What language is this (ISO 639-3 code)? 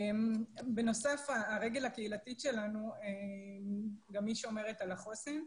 heb